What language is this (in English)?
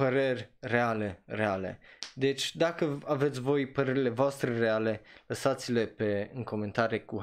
Romanian